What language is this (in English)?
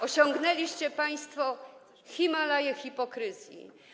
Polish